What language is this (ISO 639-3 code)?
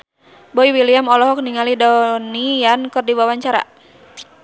sun